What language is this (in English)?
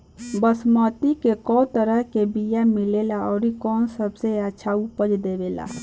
Bhojpuri